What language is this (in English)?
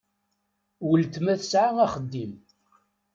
Kabyle